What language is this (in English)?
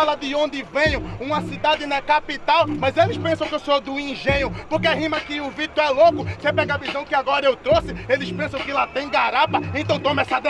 Portuguese